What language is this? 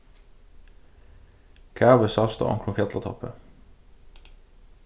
Faroese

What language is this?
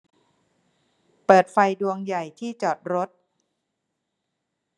Thai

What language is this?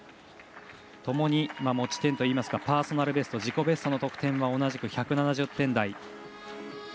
Japanese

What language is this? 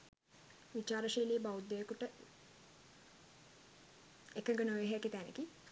Sinhala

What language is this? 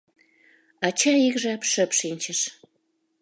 Mari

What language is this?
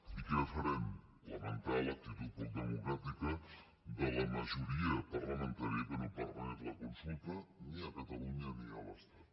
Catalan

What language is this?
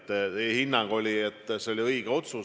Estonian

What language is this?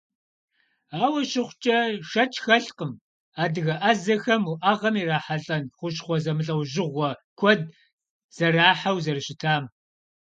Kabardian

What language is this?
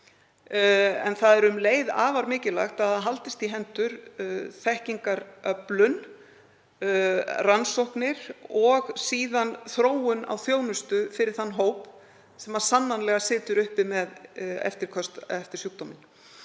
Icelandic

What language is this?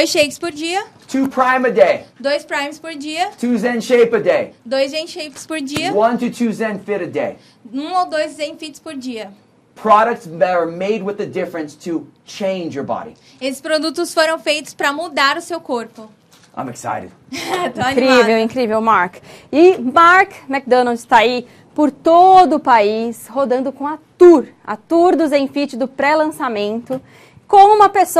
Portuguese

